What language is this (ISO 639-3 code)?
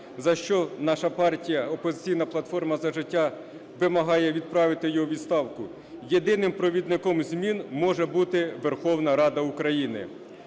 ukr